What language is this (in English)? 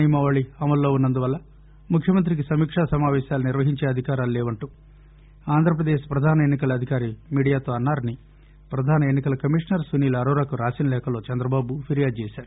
Telugu